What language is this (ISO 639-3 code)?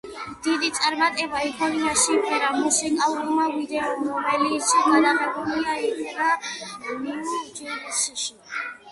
kat